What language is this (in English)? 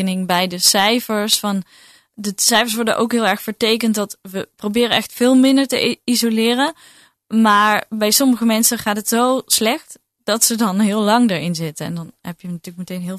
Dutch